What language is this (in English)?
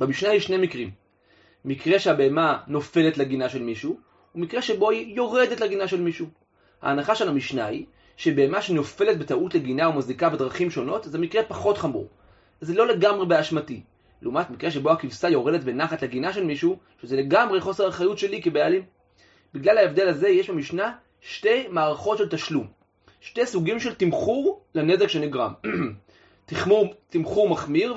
Hebrew